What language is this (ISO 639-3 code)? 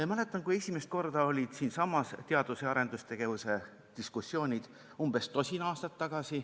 est